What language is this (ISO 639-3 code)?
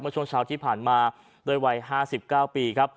tha